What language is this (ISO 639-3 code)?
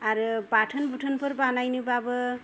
brx